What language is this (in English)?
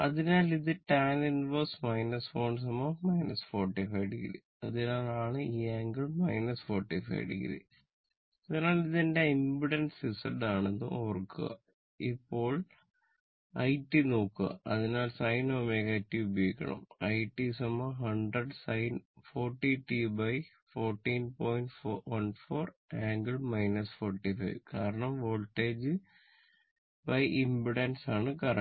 Malayalam